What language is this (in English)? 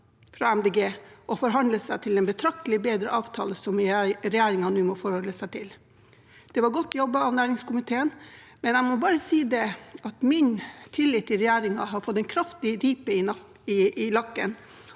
Norwegian